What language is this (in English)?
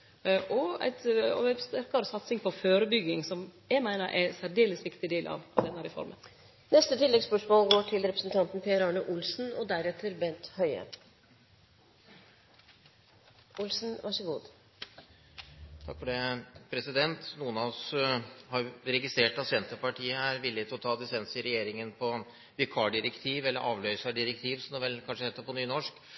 Norwegian